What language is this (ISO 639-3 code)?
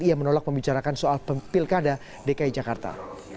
ind